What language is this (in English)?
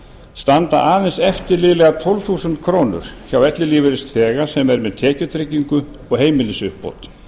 Icelandic